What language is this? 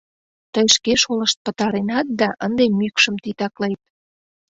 Mari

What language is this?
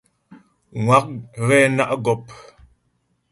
Ghomala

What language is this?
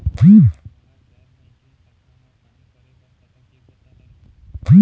Chhattisgarhi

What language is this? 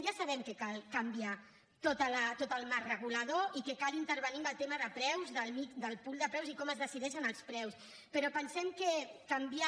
Catalan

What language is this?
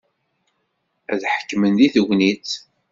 Kabyle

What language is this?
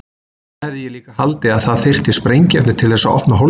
Icelandic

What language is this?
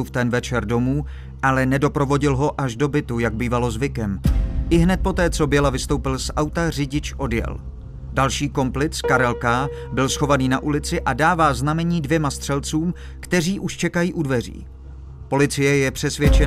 Czech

